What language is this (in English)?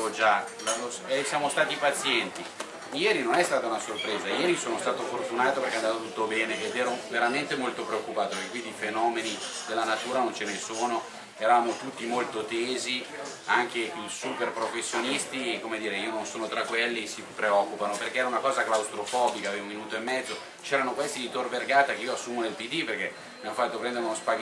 Italian